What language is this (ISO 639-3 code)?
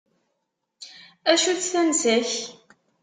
kab